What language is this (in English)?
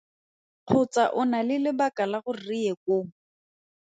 Tswana